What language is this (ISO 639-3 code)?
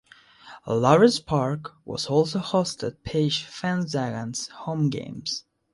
eng